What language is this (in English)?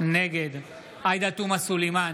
Hebrew